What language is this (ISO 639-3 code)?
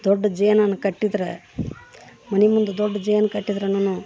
kan